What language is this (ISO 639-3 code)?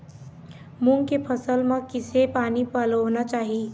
hne